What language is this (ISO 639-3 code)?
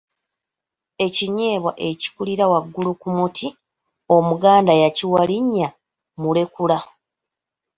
lug